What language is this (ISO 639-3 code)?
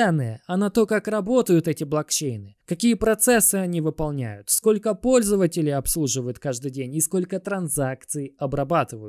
rus